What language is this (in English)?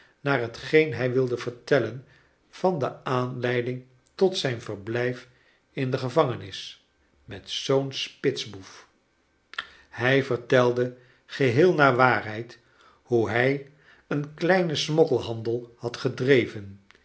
Dutch